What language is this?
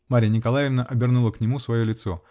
Russian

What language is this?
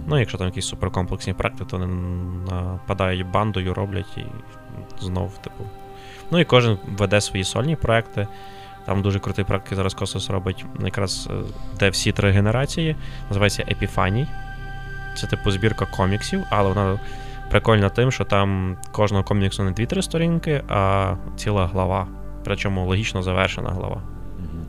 Ukrainian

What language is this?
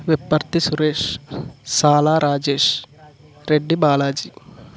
Telugu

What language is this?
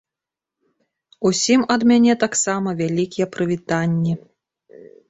Belarusian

